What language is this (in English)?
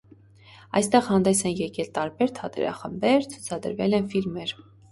Armenian